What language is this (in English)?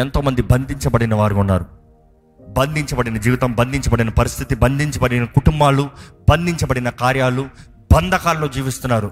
Telugu